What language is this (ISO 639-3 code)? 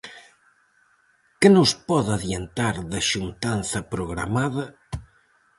glg